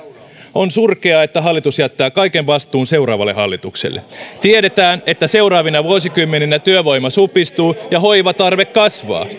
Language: Finnish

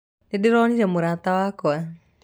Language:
Kikuyu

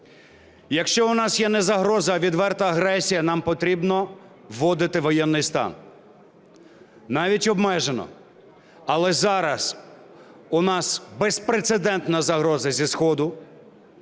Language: Ukrainian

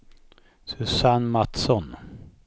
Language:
Swedish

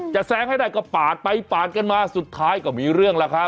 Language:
Thai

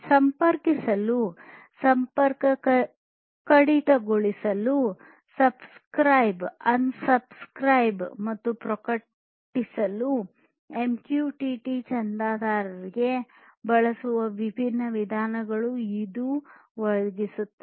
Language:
Kannada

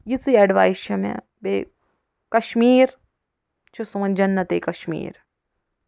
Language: Kashmiri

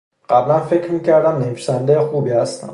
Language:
Persian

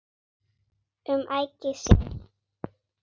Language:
Icelandic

